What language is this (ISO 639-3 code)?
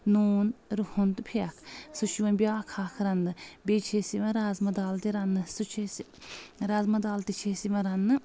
kas